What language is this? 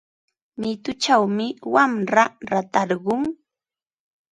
Ambo-Pasco Quechua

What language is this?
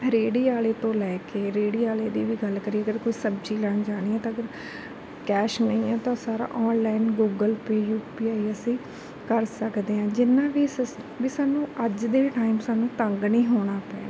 Punjabi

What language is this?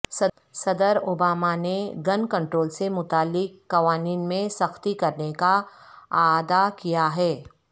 Urdu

